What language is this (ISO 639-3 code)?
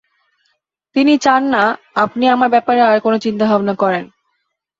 ben